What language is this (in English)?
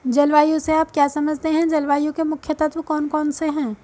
Hindi